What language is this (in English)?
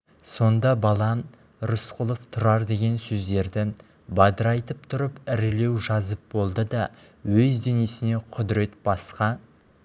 Kazakh